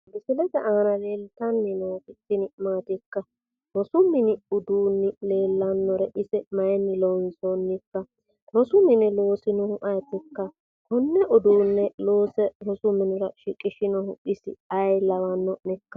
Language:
Sidamo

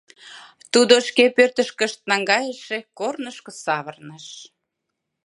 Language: Mari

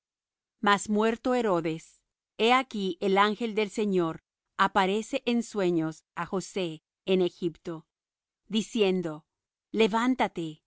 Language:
Spanish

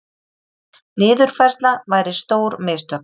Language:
Icelandic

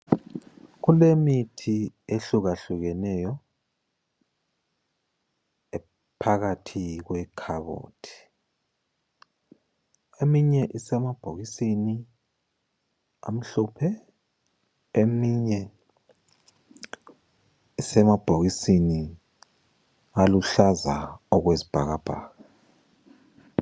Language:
North Ndebele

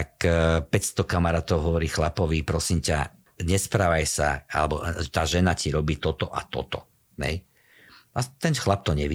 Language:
Slovak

